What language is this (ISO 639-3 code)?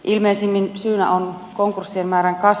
fin